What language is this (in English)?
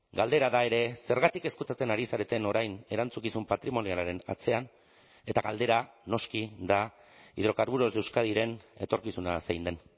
Basque